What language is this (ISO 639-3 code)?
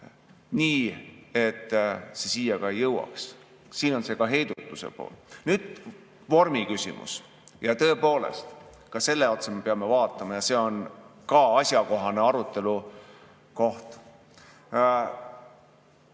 est